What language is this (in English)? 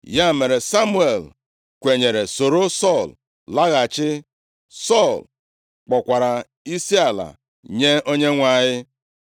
Igbo